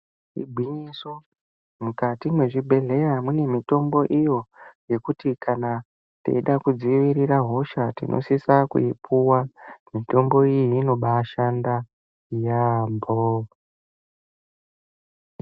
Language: Ndau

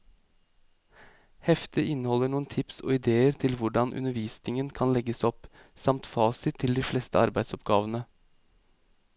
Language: Norwegian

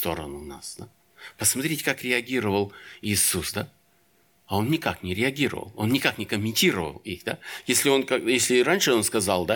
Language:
Russian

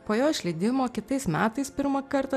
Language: Lithuanian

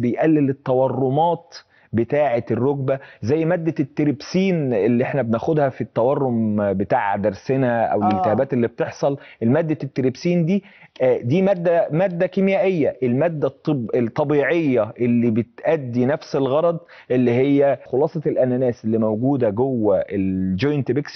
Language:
Arabic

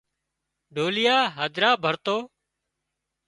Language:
Wadiyara Koli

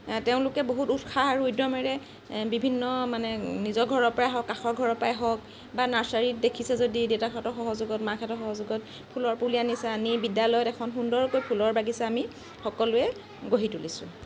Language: Assamese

